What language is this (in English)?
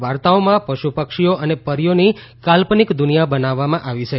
Gujarati